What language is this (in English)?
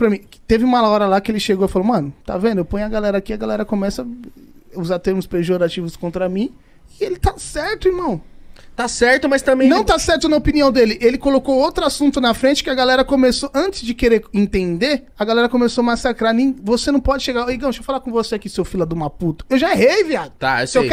Portuguese